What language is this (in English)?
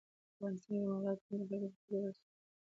Pashto